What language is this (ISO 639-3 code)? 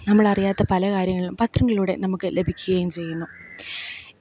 mal